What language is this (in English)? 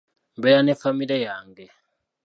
Ganda